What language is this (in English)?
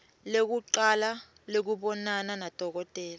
Swati